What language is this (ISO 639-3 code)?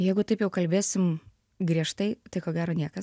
lit